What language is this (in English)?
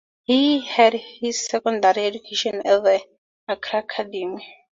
English